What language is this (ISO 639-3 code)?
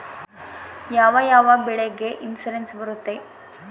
kan